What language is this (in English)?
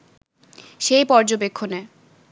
Bangla